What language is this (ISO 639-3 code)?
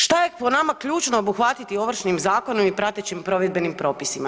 hrv